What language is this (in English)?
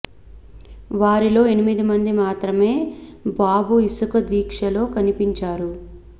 Telugu